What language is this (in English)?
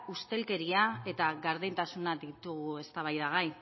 Basque